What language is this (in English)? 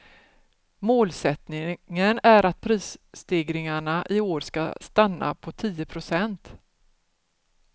Swedish